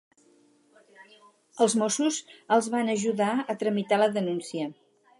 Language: Catalan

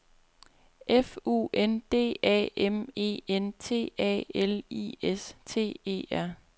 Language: Danish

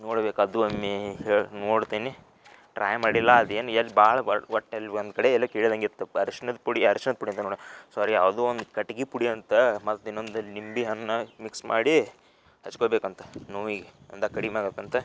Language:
Kannada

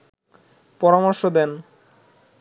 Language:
Bangla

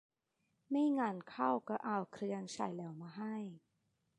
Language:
Thai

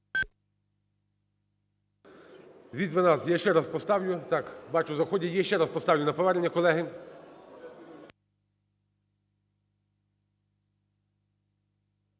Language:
Ukrainian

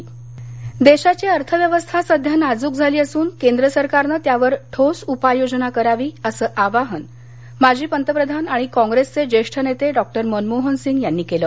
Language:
Marathi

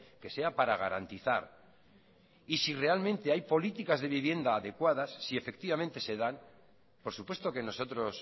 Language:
Spanish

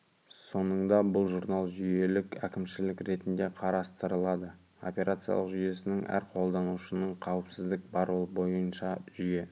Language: Kazakh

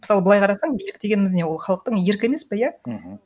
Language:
Kazakh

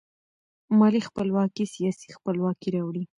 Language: Pashto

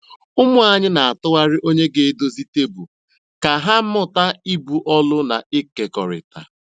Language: Igbo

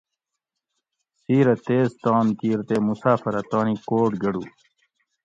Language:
Gawri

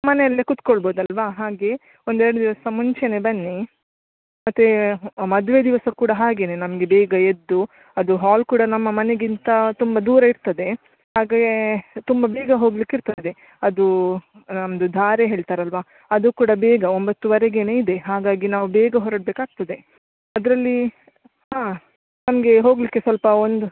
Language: Kannada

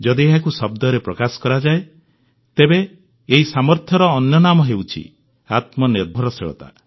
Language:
Odia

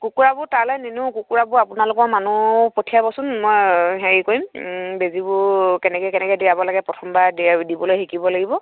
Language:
Assamese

